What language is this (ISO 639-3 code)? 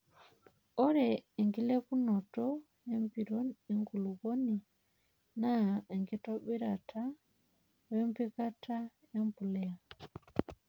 mas